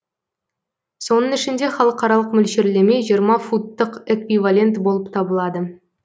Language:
Kazakh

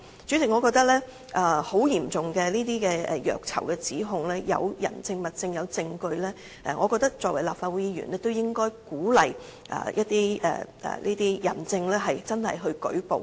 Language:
Cantonese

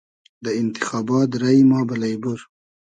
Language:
Hazaragi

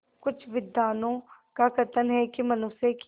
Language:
Hindi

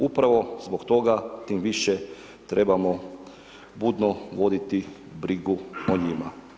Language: Croatian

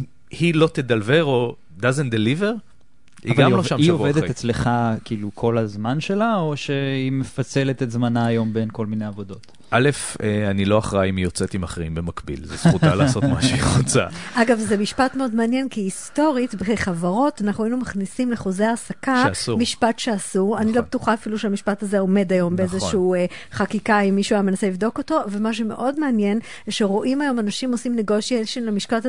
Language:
Hebrew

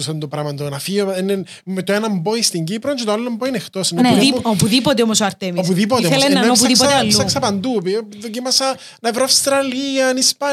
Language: Greek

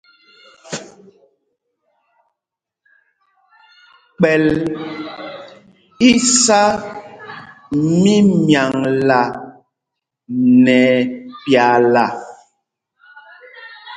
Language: Mpumpong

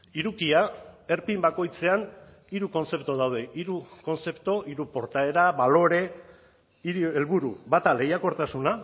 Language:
Basque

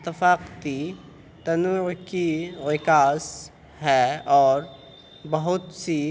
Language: Urdu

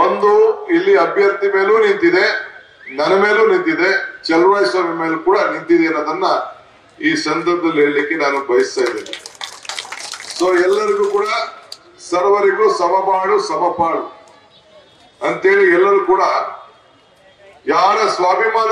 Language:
Turkish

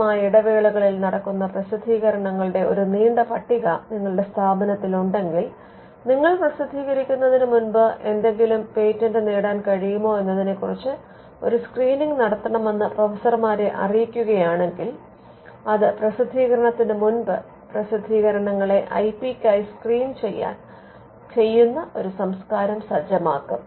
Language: Malayalam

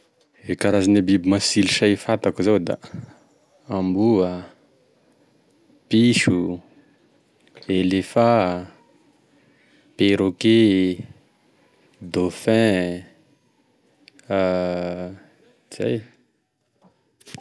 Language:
Tesaka Malagasy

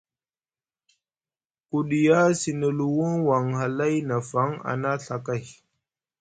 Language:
Musgu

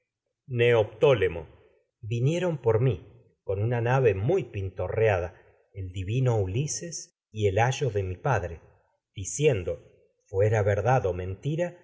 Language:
Spanish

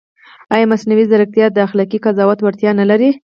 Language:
Pashto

